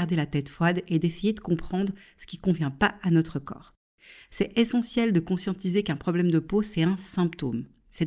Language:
French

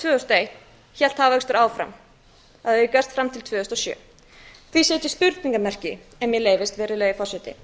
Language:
Icelandic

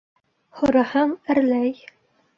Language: Bashkir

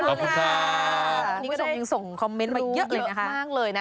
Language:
Thai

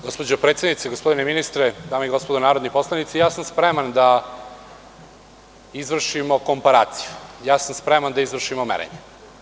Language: Serbian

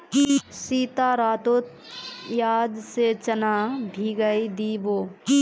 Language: Magahi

